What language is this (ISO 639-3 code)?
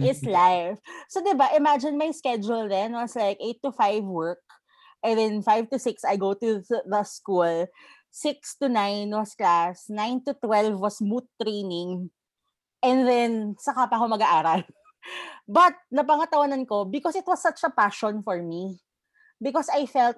fil